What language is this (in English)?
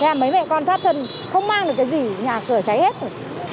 Vietnamese